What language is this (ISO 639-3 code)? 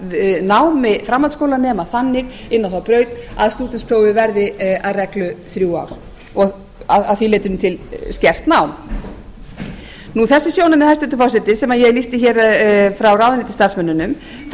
isl